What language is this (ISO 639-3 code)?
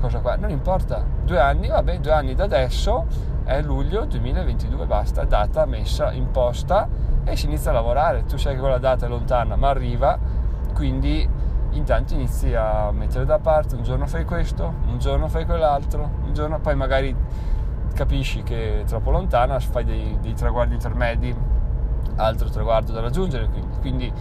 ita